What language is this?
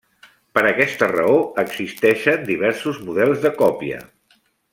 Catalan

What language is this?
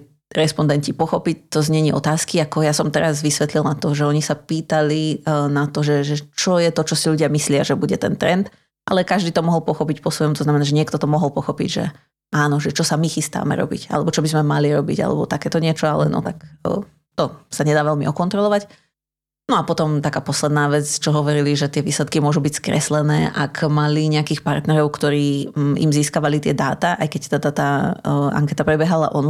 Slovak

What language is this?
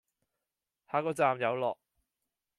Cantonese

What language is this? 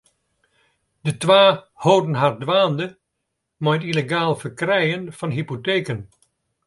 Western Frisian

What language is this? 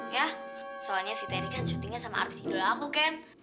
Indonesian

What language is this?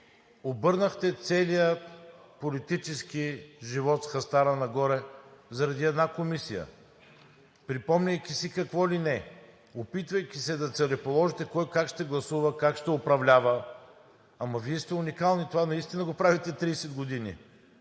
Bulgarian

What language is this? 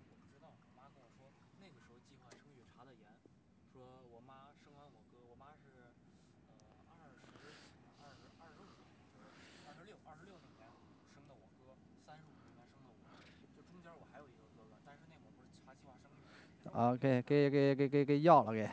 Chinese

